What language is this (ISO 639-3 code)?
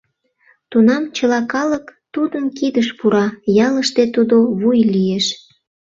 chm